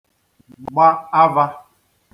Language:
Igbo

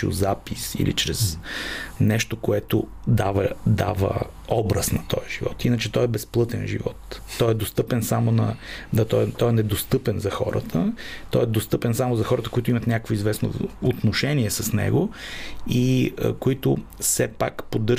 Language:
Bulgarian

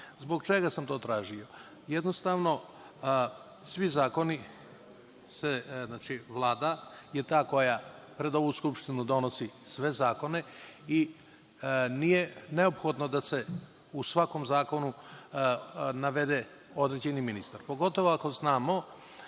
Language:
Serbian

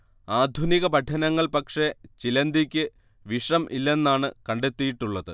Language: Malayalam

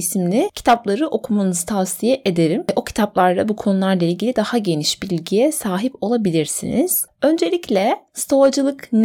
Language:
Turkish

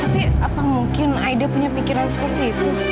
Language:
Indonesian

